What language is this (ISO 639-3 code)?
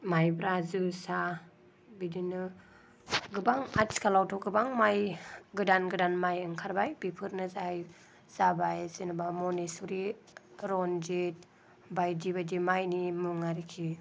brx